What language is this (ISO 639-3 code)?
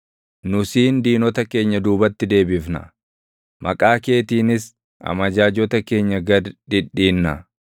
orm